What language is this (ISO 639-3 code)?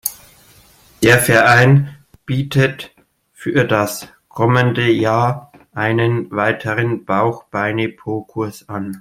deu